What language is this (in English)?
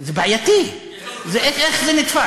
Hebrew